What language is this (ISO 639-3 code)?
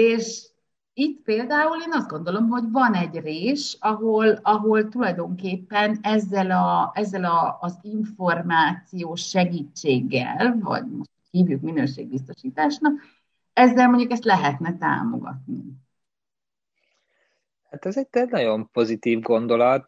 hun